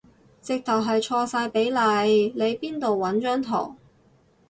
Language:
Cantonese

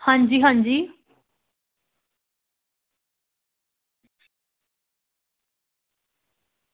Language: Dogri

